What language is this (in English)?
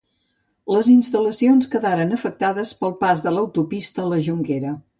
Catalan